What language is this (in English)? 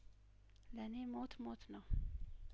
Amharic